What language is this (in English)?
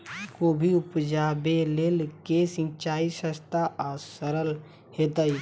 Maithili